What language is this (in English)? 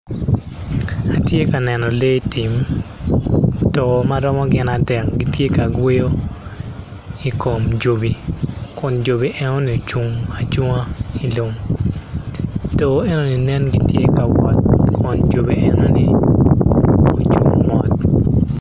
Acoli